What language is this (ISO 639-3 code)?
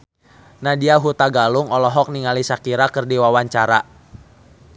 sun